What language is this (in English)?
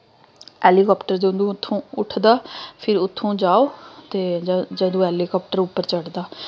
Dogri